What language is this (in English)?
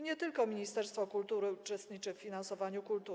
Polish